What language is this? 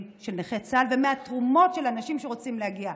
Hebrew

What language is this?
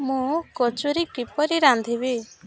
Odia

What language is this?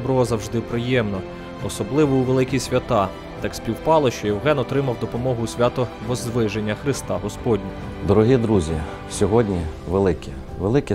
Ukrainian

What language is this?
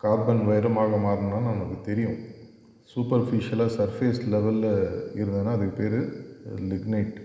Tamil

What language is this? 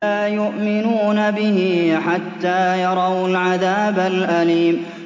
Arabic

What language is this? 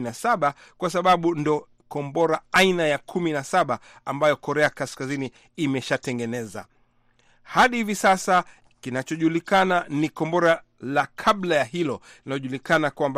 Swahili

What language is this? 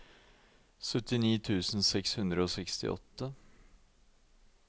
Norwegian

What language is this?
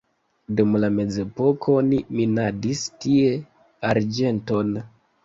Esperanto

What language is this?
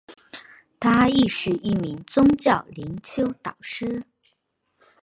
Chinese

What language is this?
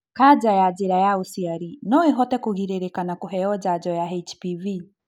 Kikuyu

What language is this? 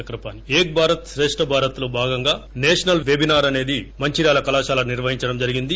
Telugu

